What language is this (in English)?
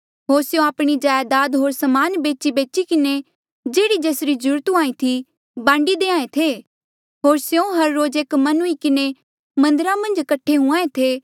Mandeali